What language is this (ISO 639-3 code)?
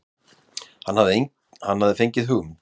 isl